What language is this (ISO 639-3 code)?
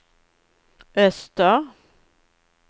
swe